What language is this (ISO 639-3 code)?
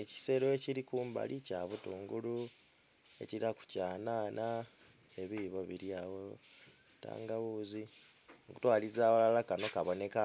xog